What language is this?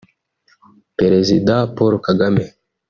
Kinyarwanda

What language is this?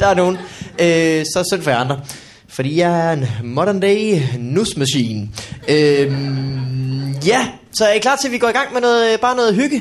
Danish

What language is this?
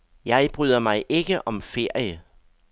Danish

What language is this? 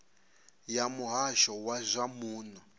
Venda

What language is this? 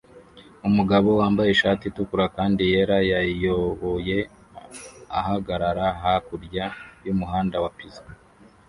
Kinyarwanda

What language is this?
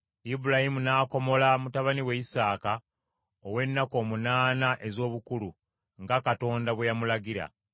Ganda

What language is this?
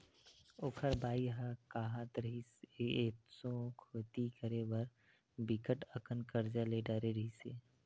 Chhattisgarhi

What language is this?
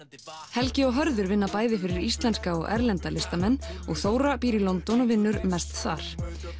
Icelandic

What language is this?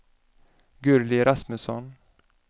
Swedish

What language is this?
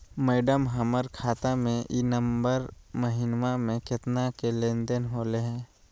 Magahi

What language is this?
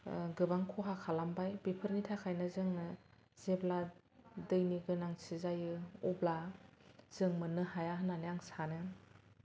Bodo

